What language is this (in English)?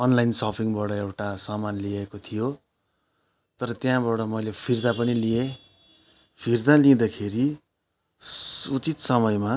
Nepali